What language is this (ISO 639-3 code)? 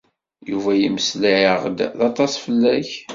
kab